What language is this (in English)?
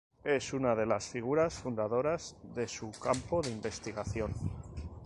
Spanish